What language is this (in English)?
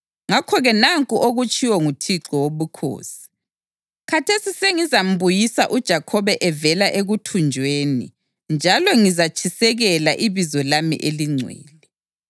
North Ndebele